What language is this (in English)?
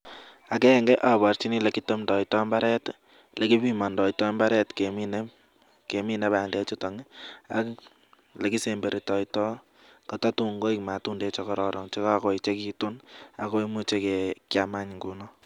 Kalenjin